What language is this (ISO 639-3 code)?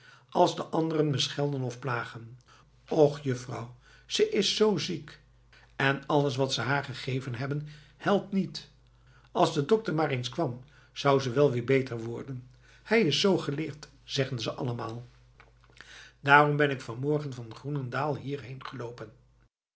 nld